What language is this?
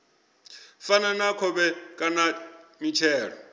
Venda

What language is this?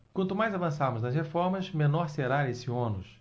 Portuguese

